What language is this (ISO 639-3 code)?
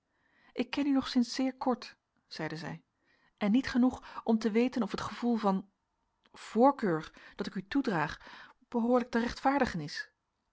nld